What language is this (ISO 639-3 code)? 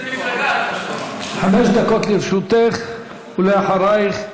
heb